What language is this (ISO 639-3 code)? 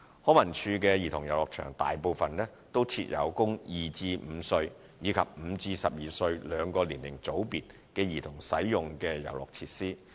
yue